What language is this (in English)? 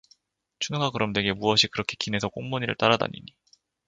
Korean